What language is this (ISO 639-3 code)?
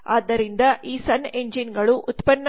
kan